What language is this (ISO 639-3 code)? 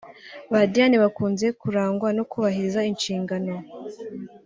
kin